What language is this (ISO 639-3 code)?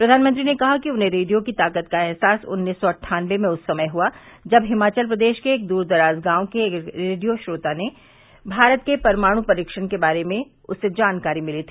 hin